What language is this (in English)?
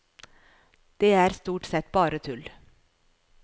Norwegian